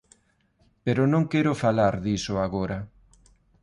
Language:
Galician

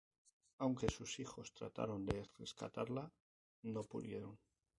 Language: Spanish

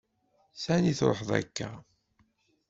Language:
Kabyle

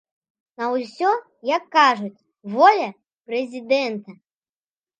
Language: Belarusian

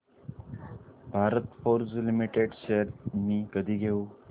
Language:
Marathi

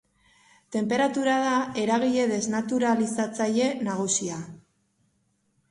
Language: Basque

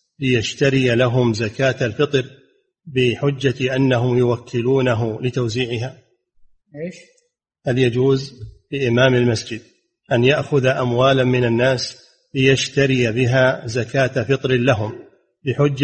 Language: Arabic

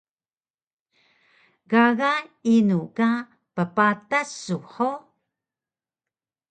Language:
Taroko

